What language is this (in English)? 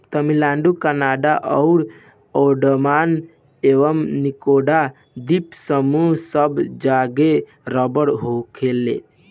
Bhojpuri